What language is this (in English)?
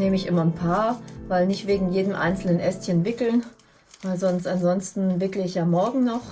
German